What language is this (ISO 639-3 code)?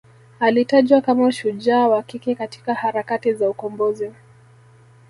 swa